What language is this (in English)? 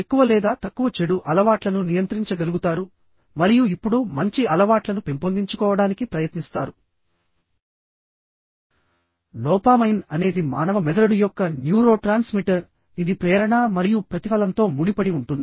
Telugu